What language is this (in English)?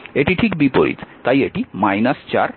Bangla